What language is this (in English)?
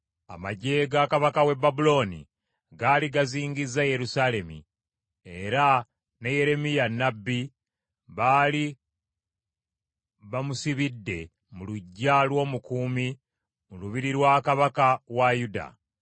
Ganda